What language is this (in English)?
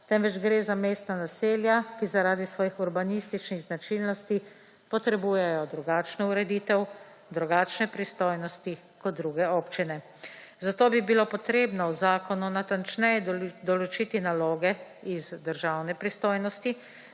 Slovenian